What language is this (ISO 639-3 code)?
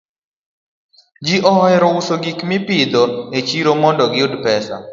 luo